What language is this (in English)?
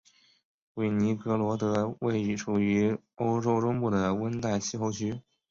Chinese